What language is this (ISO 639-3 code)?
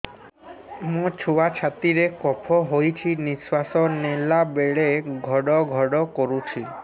ori